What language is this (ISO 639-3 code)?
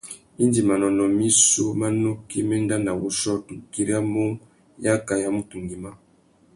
bag